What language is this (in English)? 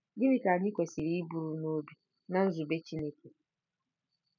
Igbo